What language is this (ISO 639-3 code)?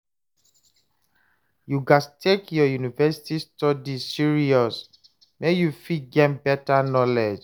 pcm